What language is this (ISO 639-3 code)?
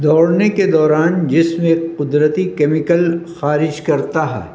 urd